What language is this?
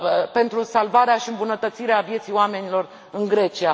Romanian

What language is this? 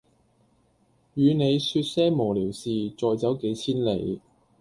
Cantonese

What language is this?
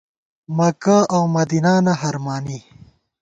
Gawar-Bati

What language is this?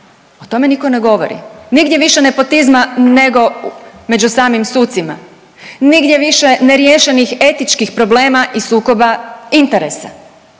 Croatian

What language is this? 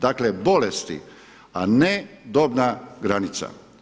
Croatian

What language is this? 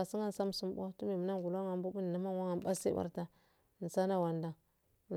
Afade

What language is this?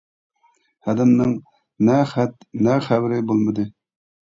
Uyghur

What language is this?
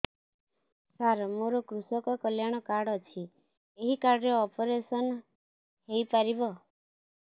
Odia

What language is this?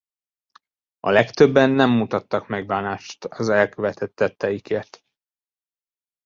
Hungarian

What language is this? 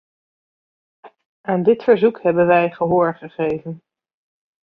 Dutch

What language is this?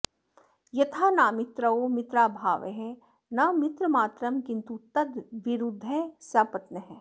Sanskrit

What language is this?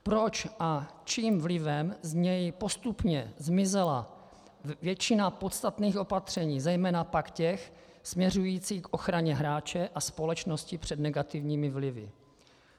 Czech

